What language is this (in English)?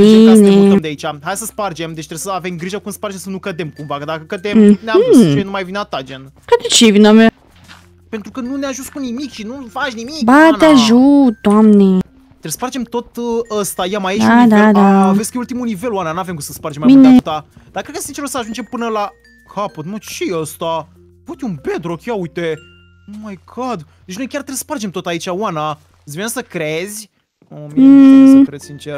Romanian